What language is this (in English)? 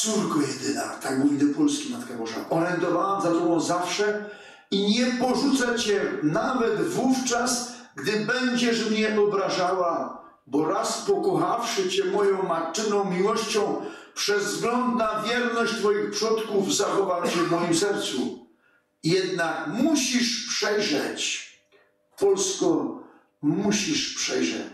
Polish